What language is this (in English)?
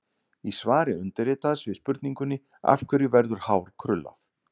Icelandic